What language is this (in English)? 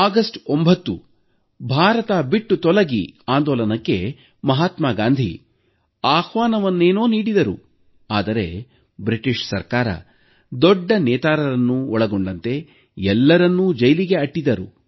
Kannada